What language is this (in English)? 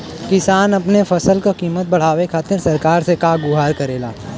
Bhojpuri